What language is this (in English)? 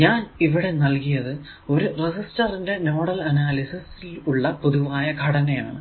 Malayalam